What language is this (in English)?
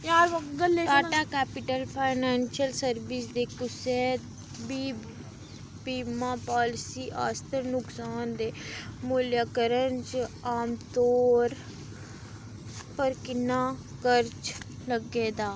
Dogri